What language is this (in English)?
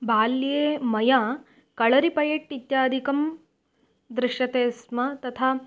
Sanskrit